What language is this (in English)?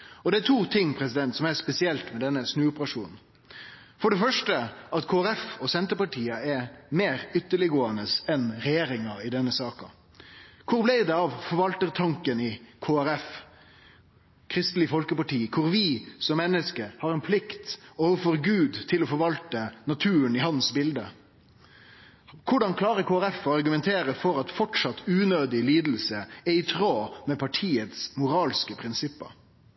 Norwegian Nynorsk